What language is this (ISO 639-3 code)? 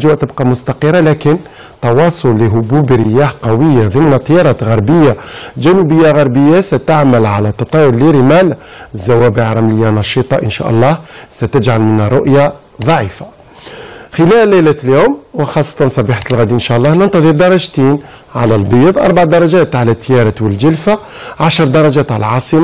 ara